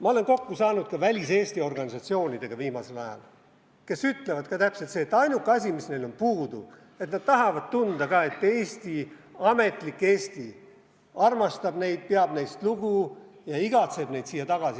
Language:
Estonian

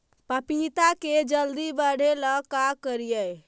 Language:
Magahi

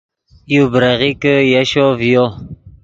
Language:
Yidgha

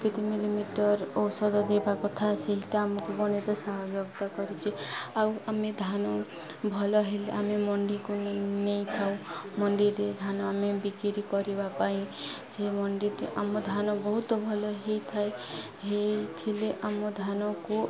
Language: Odia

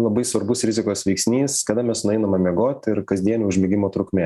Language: Lithuanian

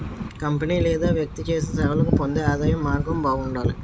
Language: Telugu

